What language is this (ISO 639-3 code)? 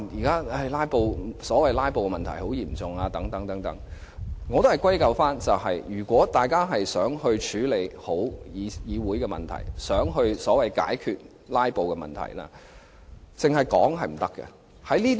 yue